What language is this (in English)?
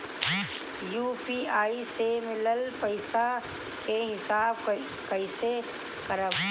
Bhojpuri